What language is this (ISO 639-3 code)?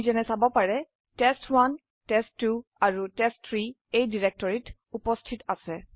asm